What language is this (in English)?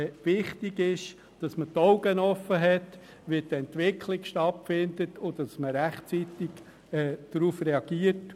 Swiss German